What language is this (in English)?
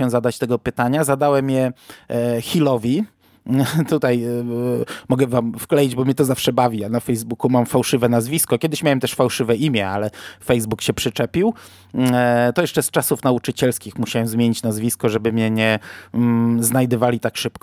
Polish